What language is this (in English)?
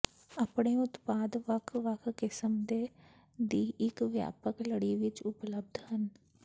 Punjabi